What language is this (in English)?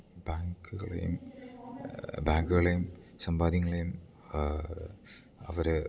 Malayalam